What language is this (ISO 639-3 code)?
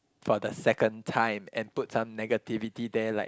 eng